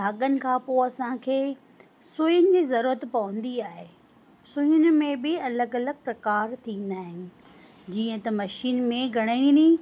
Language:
Sindhi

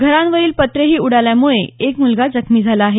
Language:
Marathi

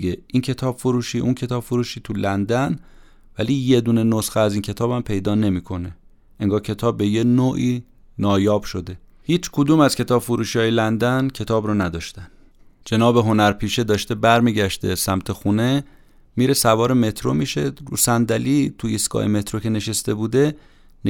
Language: Persian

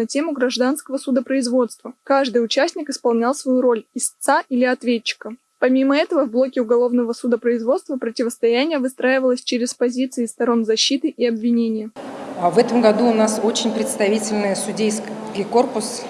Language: Russian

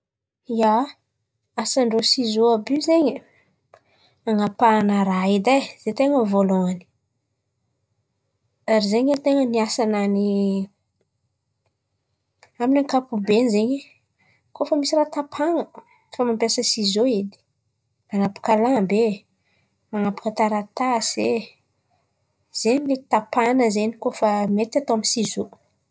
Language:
Antankarana Malagasy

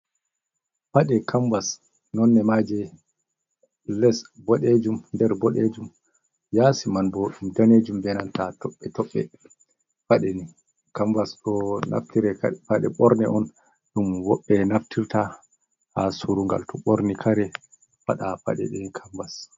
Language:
Fula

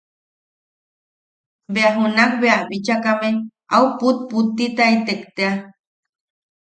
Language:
Yaqui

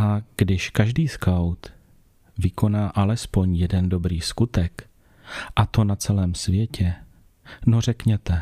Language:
Czech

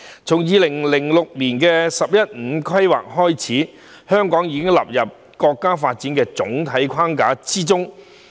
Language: Cantonese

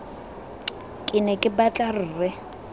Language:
Tswana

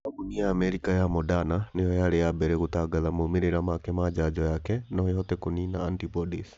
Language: Kikuyu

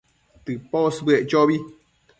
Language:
Matsés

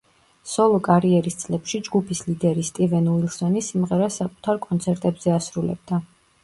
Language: Georgian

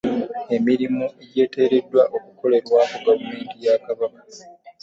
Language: Ganda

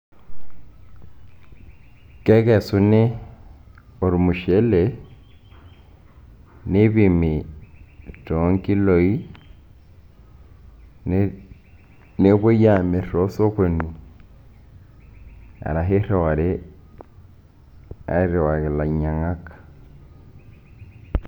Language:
Masai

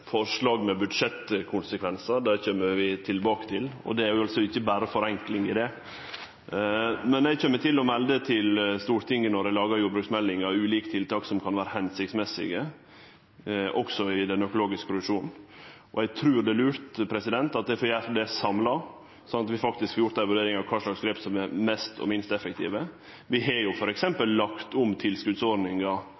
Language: Norwegian Nynorsk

